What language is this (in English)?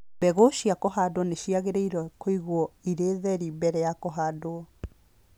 Kikuyu